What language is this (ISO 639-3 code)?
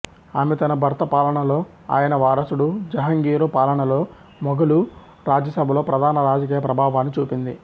tel